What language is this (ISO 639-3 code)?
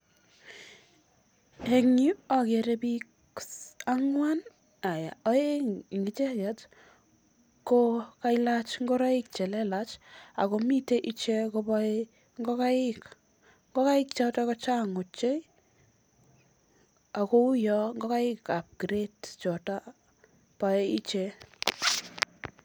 kln